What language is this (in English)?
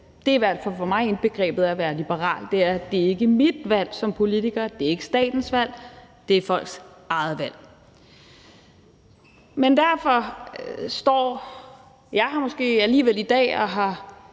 Danish